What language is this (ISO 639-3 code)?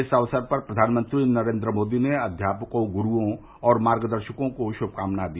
hin